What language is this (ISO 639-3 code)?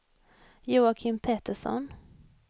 swe